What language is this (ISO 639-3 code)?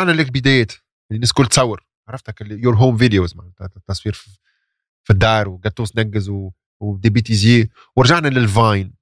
ara